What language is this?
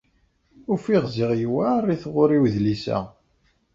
Kabyle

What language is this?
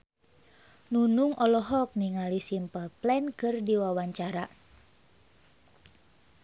Sundanese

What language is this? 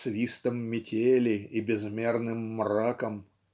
Russian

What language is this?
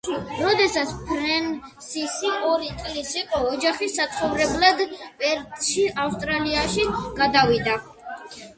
Georgian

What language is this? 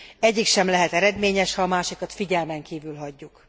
Hungarian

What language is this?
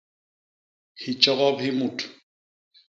Basaa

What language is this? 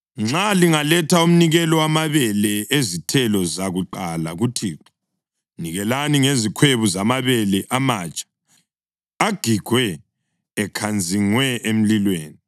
North Ndebele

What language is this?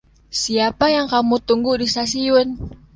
Indonesian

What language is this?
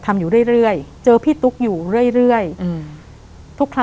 Thai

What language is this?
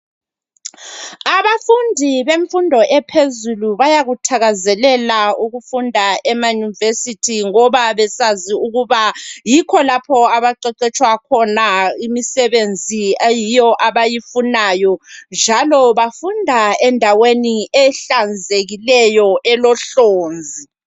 North Ndebele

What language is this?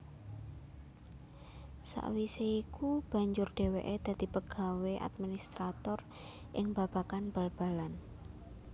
Javanese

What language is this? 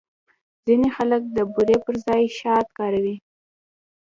Pashto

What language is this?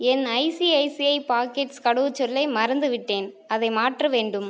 Tamil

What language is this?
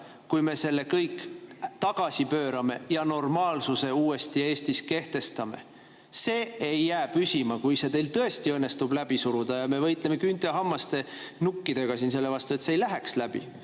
Estonian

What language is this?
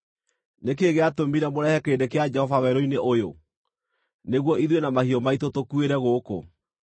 Kikuyu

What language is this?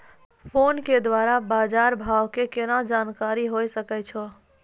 Maithili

